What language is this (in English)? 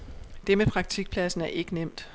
Danish